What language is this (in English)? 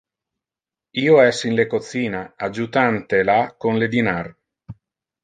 Interlingua